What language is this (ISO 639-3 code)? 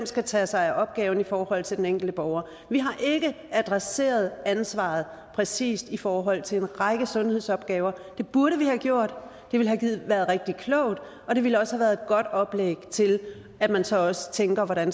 dan